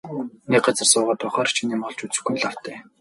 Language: Mongolian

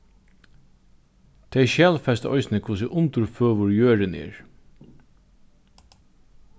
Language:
Faroese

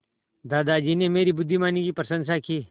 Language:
Hindi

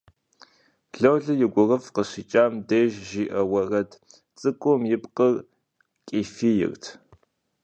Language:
Kabardian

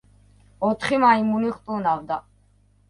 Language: Georgian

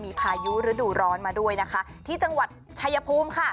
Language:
Thai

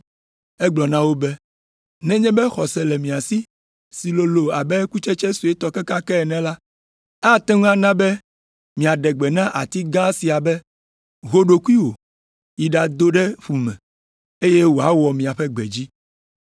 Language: Ewe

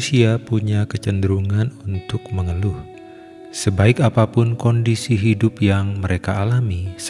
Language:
Indonesian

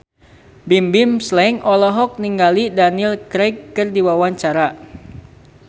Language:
Sundanese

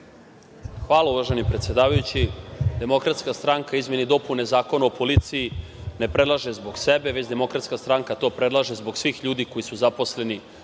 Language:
Serbian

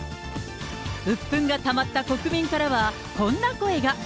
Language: Japanese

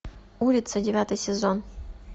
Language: Russian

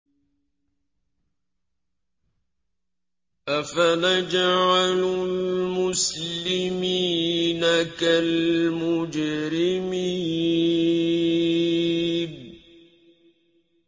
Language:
Arabic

